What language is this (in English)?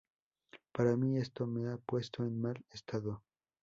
Spanish